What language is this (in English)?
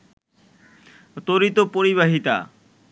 Bangla